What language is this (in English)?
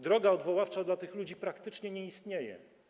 Polish